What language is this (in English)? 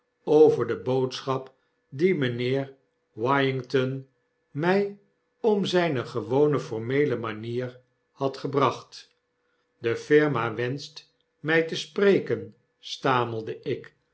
Dutch